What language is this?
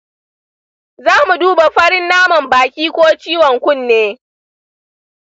Hausa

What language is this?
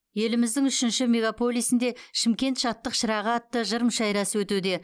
Kazakh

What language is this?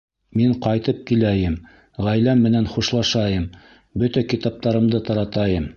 Bashkir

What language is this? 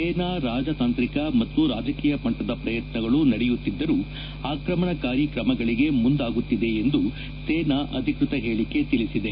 Kannada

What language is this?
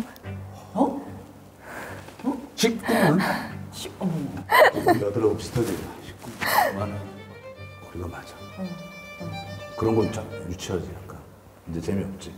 Korean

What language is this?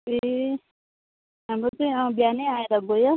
Nepali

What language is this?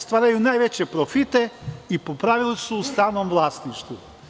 Serbian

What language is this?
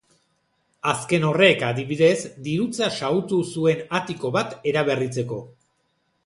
Basque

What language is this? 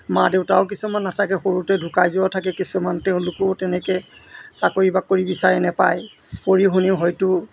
Assamese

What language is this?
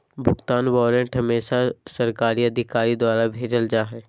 Magahi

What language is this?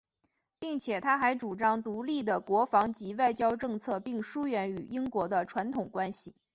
Chinese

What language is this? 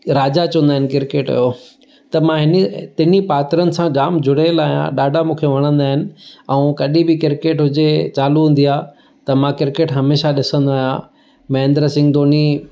Sindhi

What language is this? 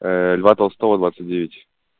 Russian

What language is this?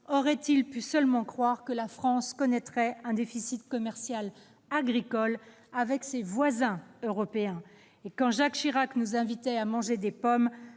French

